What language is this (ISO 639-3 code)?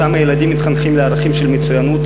heb